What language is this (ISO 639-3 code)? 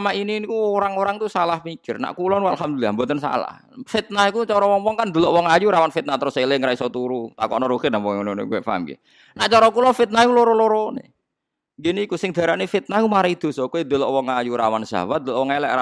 ind